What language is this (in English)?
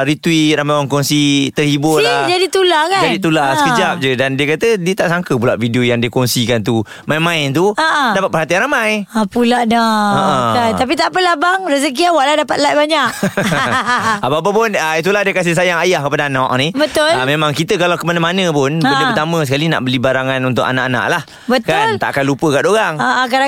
Malay